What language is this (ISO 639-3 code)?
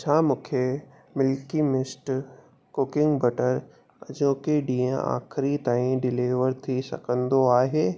snd